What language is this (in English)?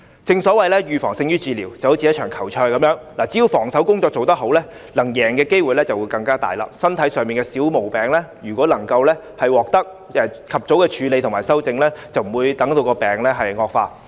Cantonese